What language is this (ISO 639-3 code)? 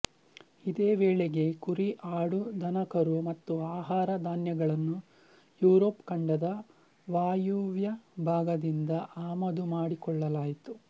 kan